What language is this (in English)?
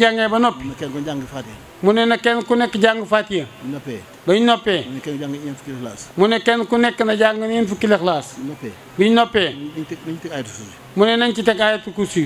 Vietnamese